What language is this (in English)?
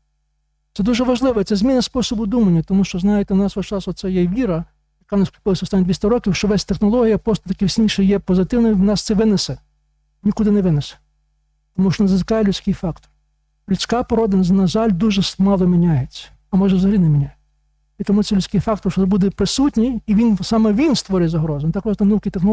Ukrainian